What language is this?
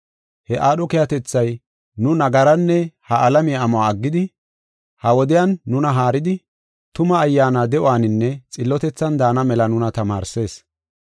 Gofa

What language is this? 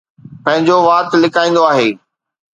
Sindhi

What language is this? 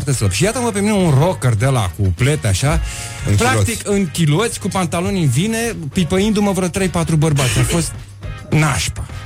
Romanian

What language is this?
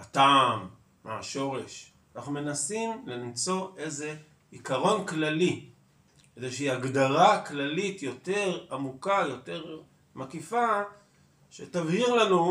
Hebrew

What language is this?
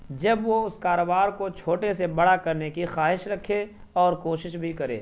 Urdu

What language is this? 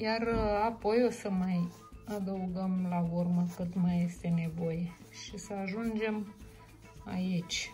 Romanian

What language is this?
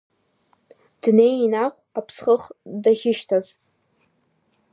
Abkhazian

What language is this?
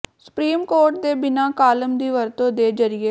Punjabi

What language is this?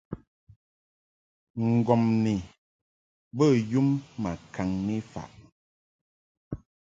Mungaka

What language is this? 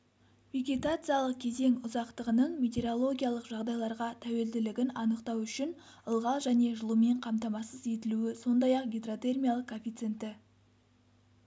Kazakh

